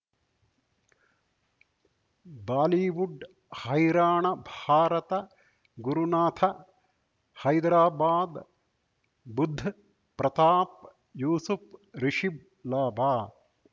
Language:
Kannada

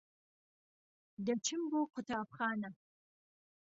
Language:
Central Kurdish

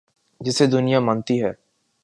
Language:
Urdu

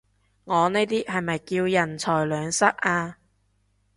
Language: Cantonese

